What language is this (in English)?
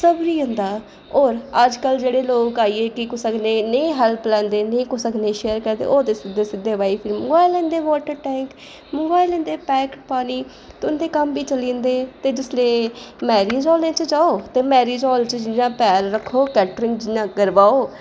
Dogri